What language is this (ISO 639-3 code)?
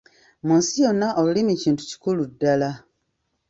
lug